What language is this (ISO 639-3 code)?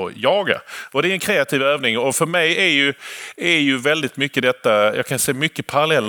swe